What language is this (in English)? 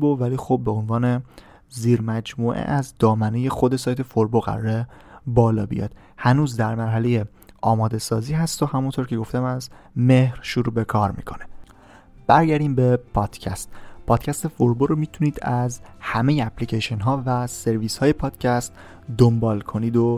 Persian